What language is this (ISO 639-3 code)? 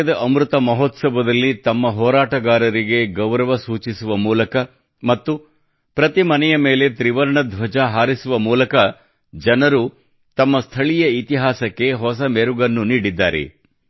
kan